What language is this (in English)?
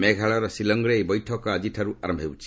Odia